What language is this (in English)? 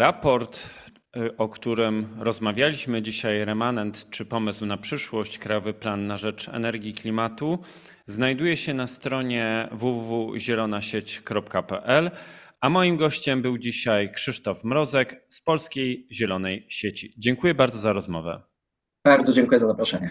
Polish